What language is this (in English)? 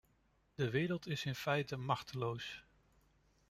Dutch